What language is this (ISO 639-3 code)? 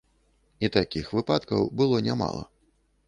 bel